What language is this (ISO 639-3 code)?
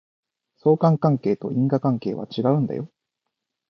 jpn